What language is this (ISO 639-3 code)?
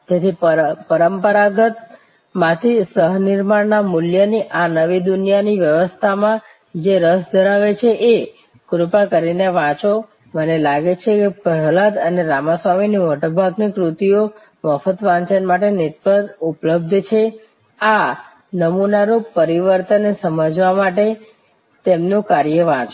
guj